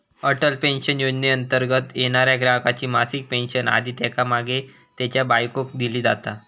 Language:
Marathi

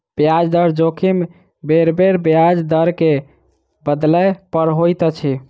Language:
Maithili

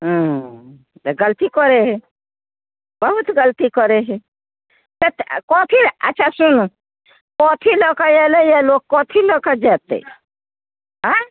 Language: Maithili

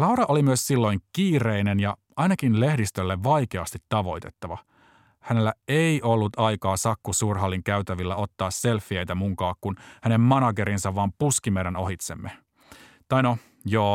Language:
Finnish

